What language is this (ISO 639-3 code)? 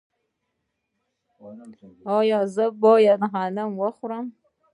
pus